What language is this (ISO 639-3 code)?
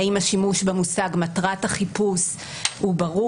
heb